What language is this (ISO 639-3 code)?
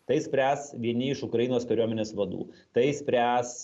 lit